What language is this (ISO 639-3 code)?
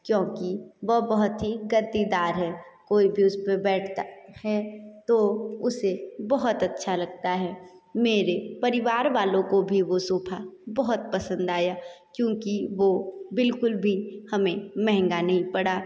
hin